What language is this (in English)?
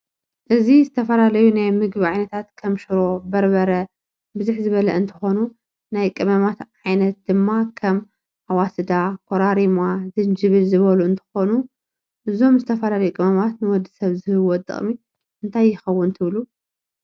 Tigrinya